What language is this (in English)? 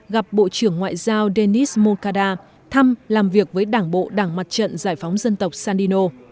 Vietnamese